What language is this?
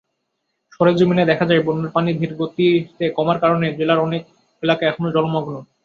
Bangla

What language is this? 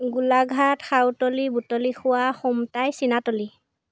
Assamese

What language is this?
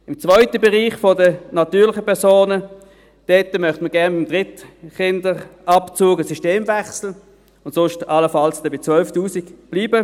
Swiss German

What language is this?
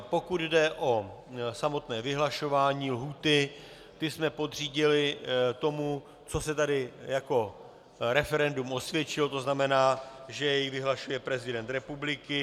Czech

